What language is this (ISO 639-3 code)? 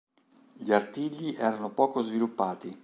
ita